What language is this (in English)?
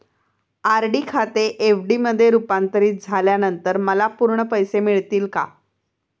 Marathi